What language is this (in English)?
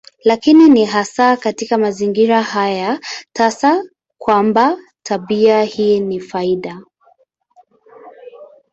Swahili